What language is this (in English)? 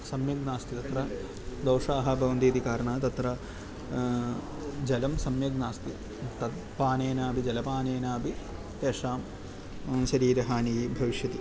Sanskrit